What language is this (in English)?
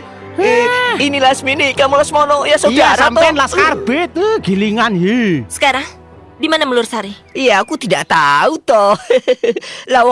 Indonesian